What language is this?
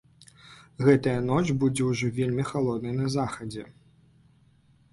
Belarusian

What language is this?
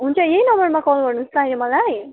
Nepali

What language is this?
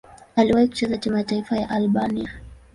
Swahili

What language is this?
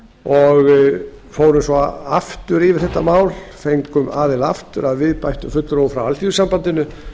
Icelandic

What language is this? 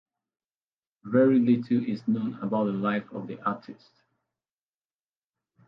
English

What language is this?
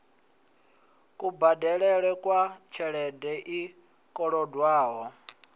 Venda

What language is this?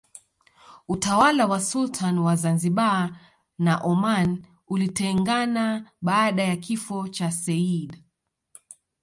Swahili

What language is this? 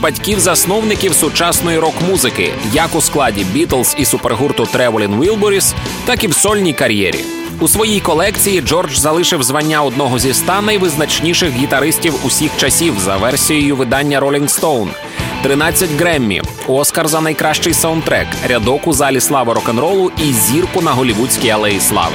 Ukrainian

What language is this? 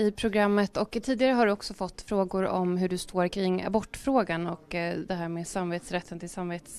Swedish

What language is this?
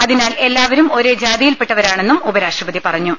Malayalam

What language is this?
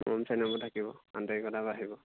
Assamese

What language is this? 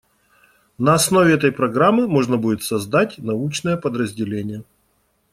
Russian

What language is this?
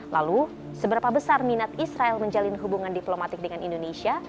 Indonesian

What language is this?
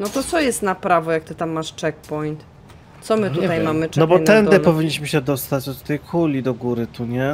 Polish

